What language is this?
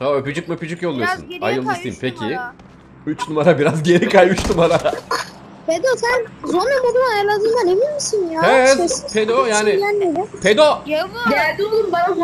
Turkish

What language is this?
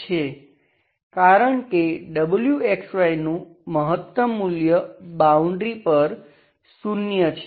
Gujarati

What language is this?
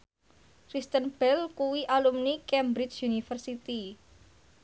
Javanese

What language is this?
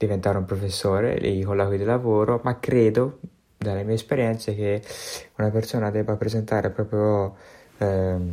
Italian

